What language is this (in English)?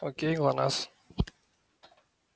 Russian